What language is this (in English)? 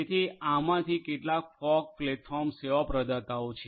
Gujarati